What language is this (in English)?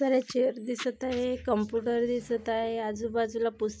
Marathi